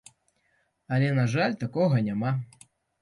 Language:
Belarusian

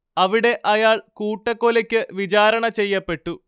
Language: Malayalam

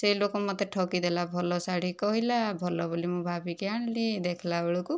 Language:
Odia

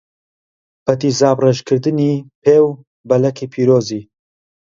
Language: Central Kurdish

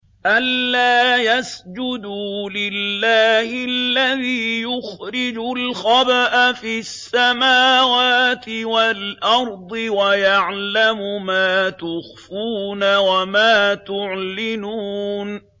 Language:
Arabic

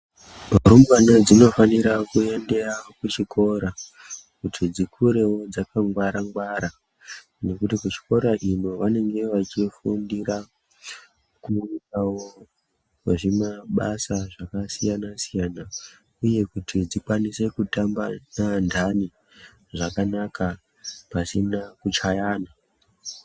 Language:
Ndau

